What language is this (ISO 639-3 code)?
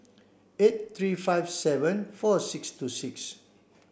eng